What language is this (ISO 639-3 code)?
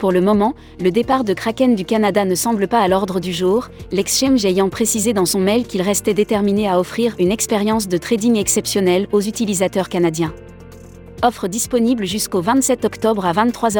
fra